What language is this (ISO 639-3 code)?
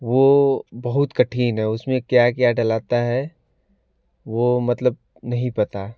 hin